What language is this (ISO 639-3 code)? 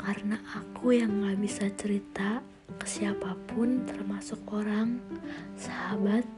ind